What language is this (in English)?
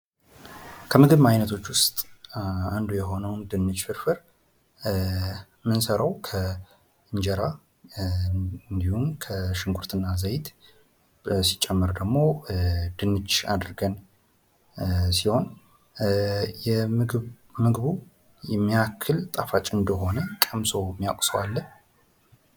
Amharic